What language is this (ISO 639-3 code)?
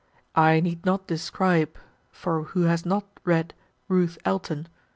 eng